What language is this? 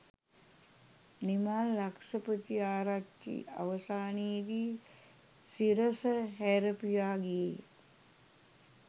Sinhala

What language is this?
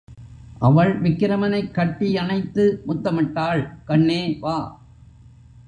Tamil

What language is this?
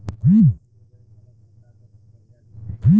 Bhojpuri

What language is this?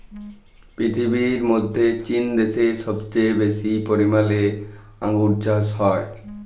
Bangla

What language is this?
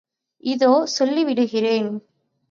Tamil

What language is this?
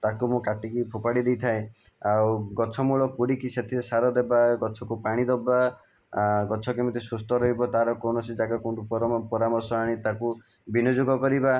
Odia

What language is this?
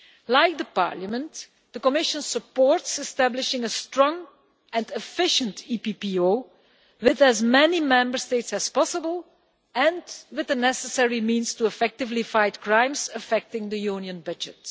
English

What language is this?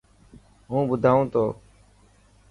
Dhatki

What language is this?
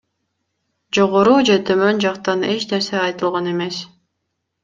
Kyrgyz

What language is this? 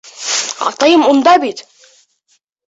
Bashkir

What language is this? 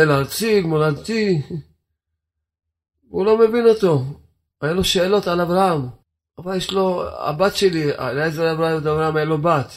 Hebrew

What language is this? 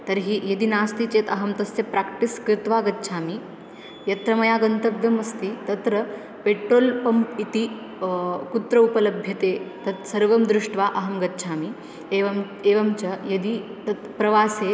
Sanskrit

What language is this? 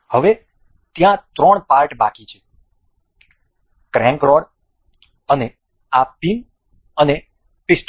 Gujarati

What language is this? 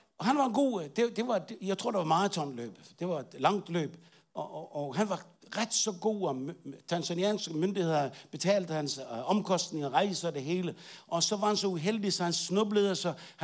Danish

